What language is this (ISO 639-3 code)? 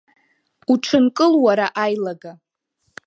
abk